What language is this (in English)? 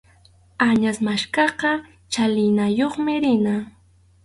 Arequipa-La Unión Quechua